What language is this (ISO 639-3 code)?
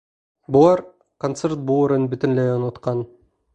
bak